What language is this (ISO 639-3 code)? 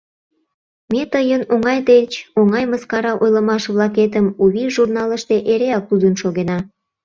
chm